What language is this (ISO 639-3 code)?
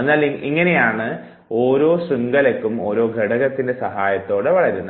mal